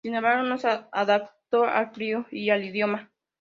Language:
Spanish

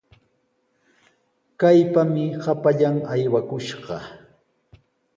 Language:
Sihuas Ancash Quechua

